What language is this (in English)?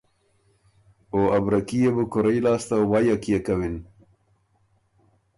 Ormuri